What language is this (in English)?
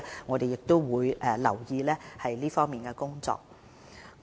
Cantonese